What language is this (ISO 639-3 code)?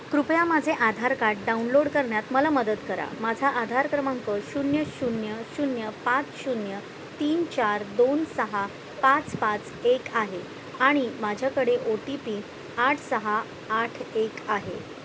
mar